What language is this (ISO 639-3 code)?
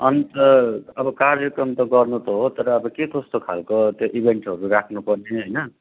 nep